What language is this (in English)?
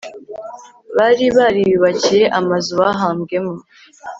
Kinyarwanda